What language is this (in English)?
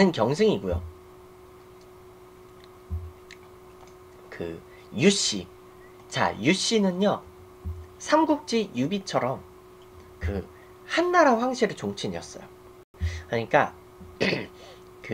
Korean